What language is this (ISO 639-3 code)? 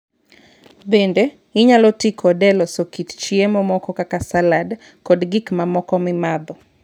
luo